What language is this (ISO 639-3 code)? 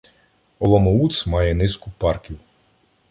ukr